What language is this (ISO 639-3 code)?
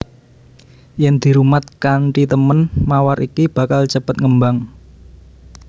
jav